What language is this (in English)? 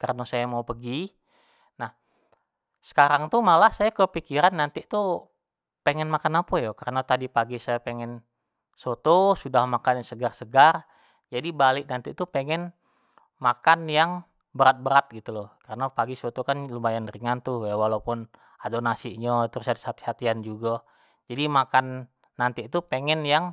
Jambi Malay